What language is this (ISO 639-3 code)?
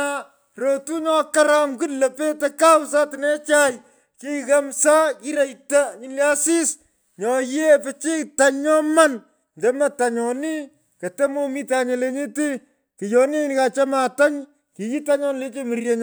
pko